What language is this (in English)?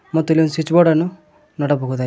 Kannada